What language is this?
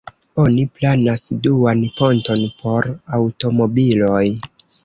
Esperanto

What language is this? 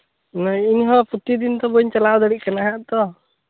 Santali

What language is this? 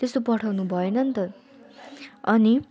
Nepali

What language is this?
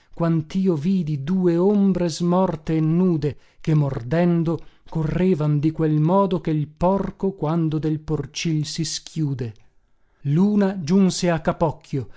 Italian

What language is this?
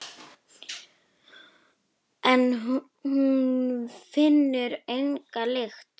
Icelandic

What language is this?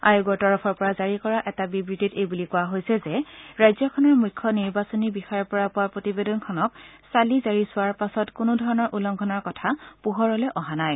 Assamese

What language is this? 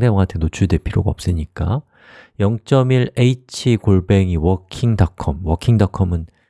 Korean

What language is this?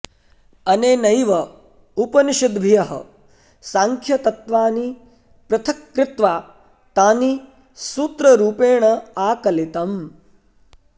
Sanskrit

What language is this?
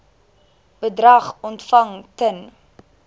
Afrikaans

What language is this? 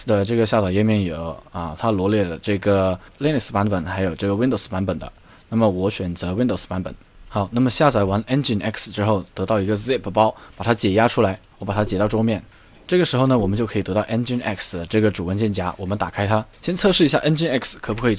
Chinese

